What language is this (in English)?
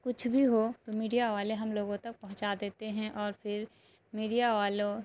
Urdu